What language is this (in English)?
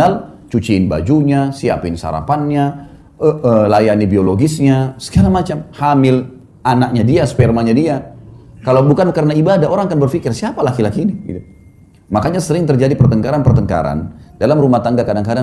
Indonesian